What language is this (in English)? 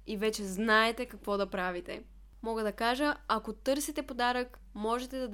Bulgarian